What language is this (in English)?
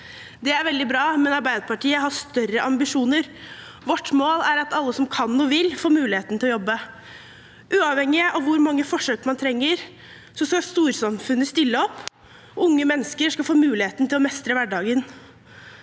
Norwegian